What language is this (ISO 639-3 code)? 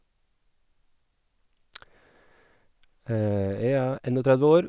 nor